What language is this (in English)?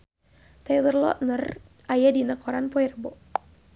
Sundanese